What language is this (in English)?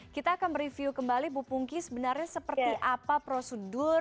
Indonesian